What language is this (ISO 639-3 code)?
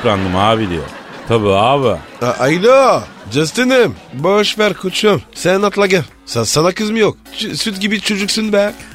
tur